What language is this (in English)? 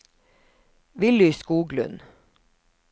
Norwegian